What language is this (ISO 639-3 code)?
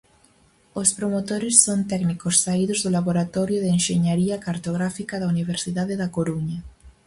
glg